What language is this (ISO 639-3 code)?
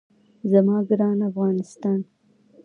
pus